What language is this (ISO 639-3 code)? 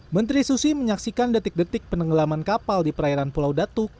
ind